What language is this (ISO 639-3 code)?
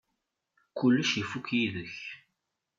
kab